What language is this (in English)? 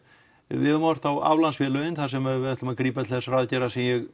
Icelandic